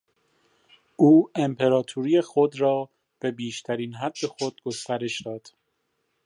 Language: Persian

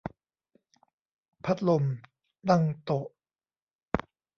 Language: Thai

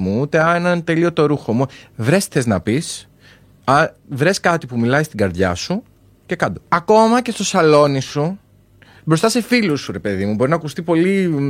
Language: Greek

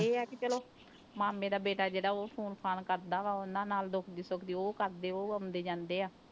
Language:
Punjabi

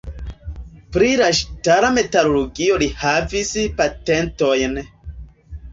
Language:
Esperanto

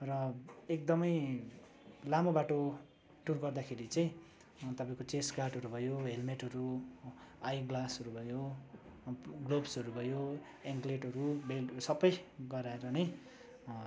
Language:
Nepali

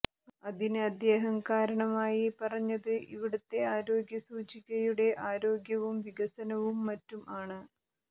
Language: Malayalam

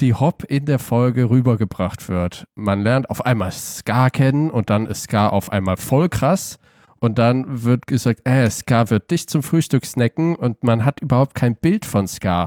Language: German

